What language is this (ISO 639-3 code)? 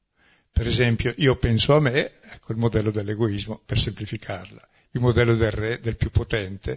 ita